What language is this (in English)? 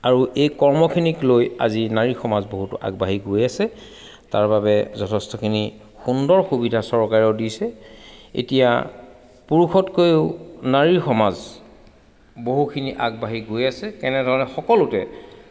Assamese